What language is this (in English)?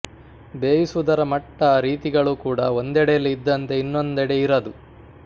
Kannada